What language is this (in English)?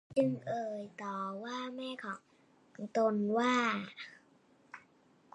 Thai